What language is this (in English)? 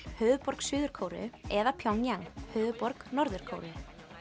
Icelandic